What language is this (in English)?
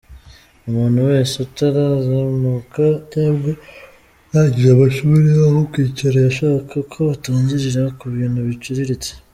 Kinyarwanda